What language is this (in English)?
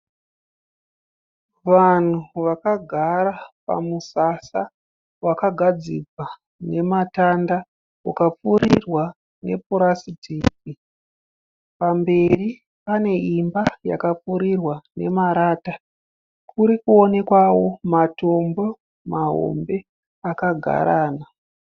Shona